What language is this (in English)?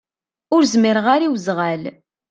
Kabyle